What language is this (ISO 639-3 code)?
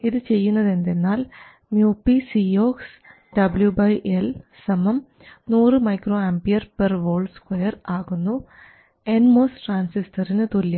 mal